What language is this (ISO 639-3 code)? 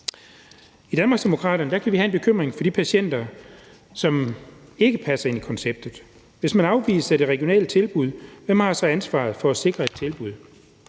dan